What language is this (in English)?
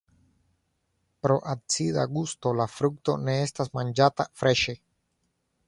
Esperanto